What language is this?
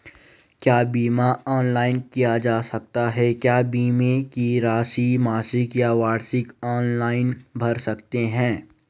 Hindi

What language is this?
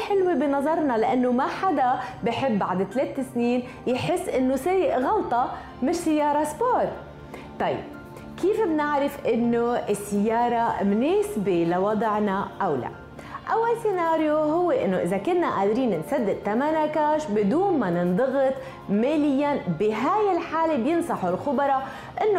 Arabic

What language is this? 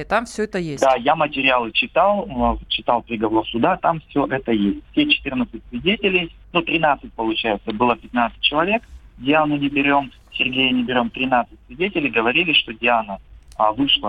Russian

